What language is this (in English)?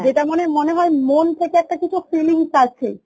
Bangla